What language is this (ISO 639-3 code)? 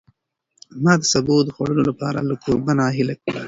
pus